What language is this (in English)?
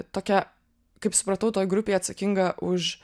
Lithuanian